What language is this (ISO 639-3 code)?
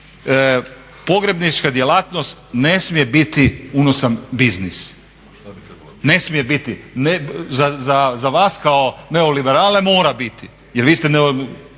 hrv